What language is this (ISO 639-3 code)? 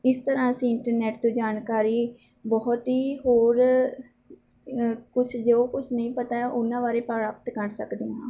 pan